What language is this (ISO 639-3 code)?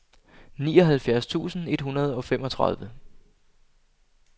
dan